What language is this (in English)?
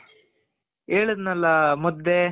Kannada